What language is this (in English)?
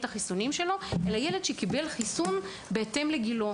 Hebrew